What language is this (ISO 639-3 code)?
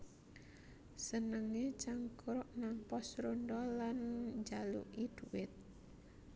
jav